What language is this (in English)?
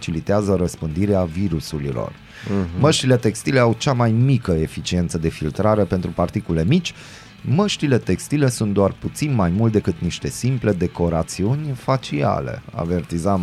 Romanian